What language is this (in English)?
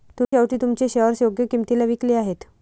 Marathi